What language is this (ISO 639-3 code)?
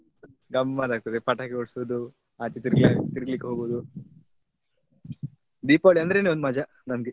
kan